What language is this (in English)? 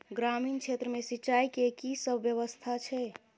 Maithili